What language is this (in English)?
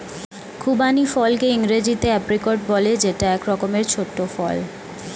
Bangla